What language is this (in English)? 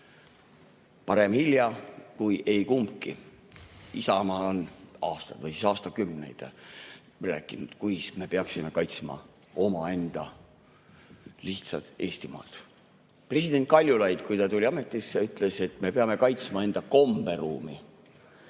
Estonian